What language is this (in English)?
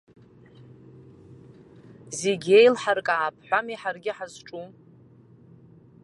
Abkhazian